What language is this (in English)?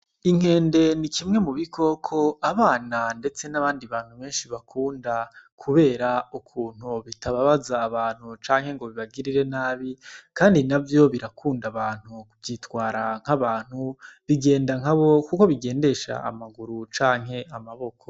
Rundi